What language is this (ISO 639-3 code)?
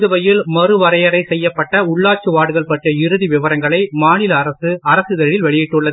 tam